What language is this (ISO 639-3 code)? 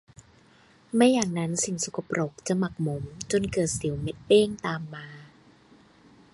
tha